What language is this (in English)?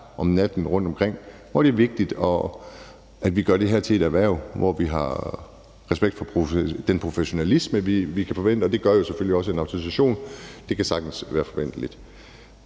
Danish